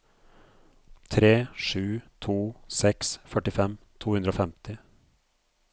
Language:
Norwegian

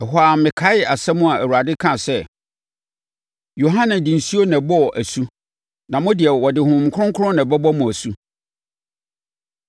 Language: Akan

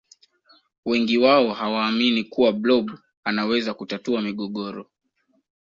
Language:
Swahili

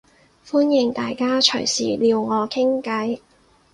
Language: Cantonese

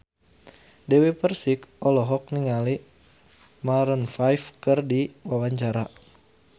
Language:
Sundanese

